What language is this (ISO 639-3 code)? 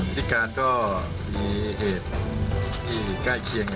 tha